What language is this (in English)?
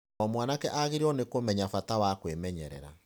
Kikuyu